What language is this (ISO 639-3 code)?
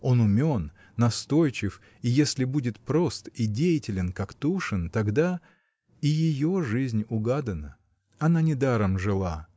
rus